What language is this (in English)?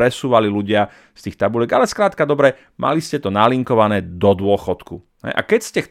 Slovak